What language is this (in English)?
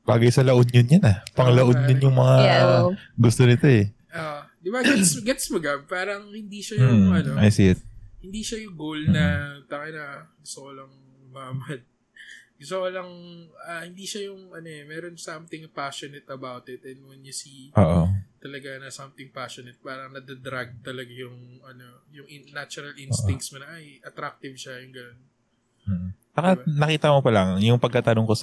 Filipino